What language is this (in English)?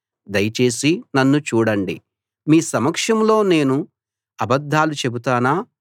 Telugu